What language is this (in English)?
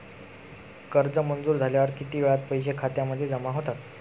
Marathi